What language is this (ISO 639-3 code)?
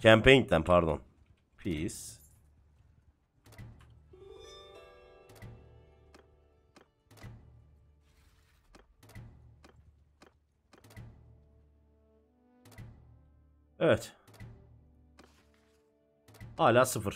tur